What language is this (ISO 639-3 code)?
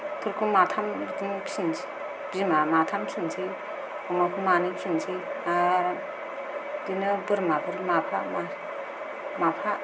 brx